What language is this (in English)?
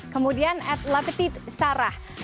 Indonesian